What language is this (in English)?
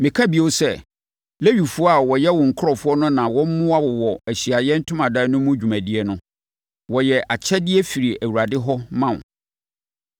Akan